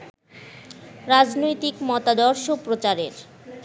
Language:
Bangla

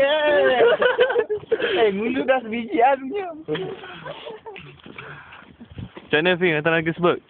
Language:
Malay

